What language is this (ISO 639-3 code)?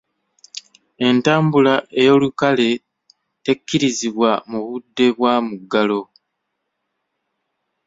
lug